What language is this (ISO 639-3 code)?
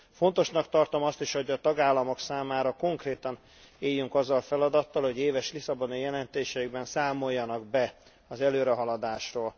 hun